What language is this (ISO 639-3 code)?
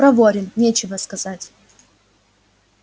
rus